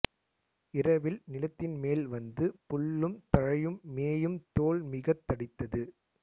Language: Tamil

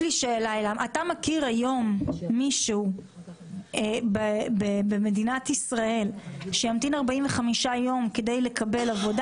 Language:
Hebrew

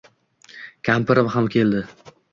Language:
Uzbek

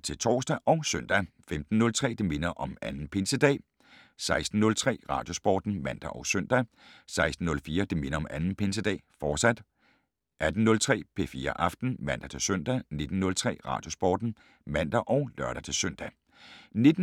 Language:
Danish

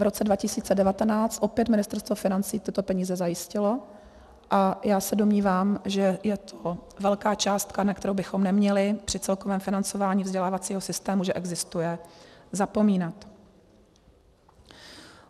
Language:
Czech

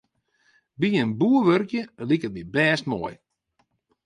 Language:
Western Frisian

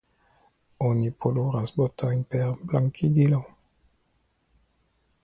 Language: Esperanto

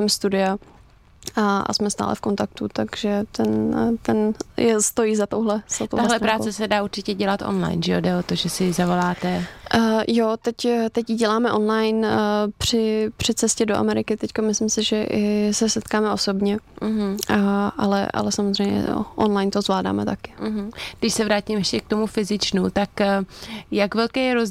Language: Czech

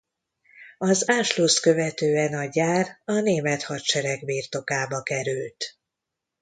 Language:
Hungarian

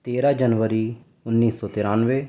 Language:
Urdu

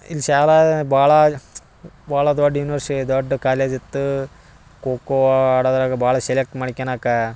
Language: Kannada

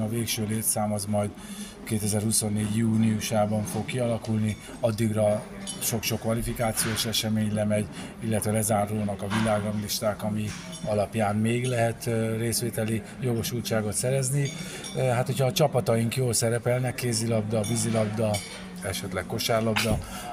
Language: Hungarian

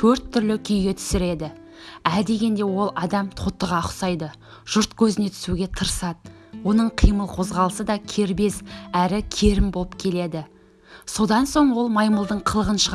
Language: Turkish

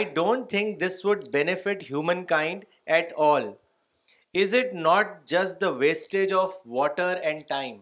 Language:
Urdu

